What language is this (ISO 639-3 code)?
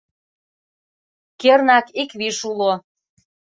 chm